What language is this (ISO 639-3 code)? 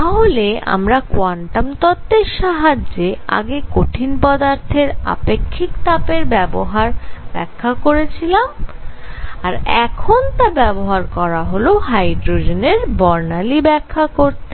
ben